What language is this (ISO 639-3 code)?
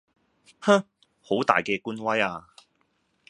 yue